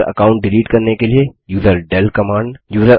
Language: Hindi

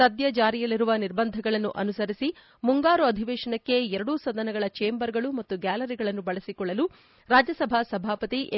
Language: Kannada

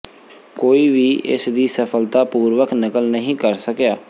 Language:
Punjabi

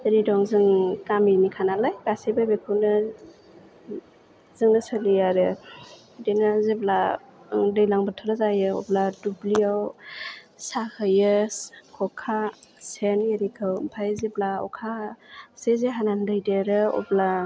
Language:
Bodo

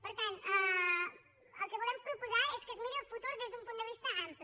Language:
Catalan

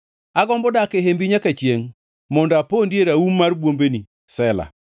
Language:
Luo (Kenya and Tanzania)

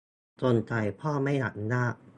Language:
Thai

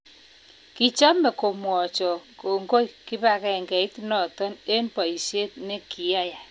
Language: Kalenjin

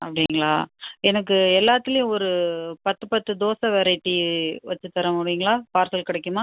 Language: Tamil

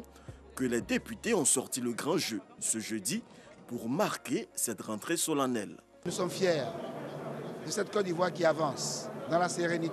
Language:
French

